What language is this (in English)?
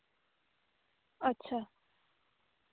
Santali